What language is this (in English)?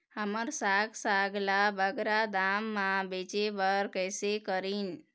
Chhattisgarhi